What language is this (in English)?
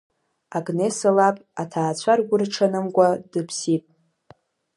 Abkhazian